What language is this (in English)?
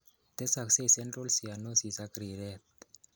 Kalenjin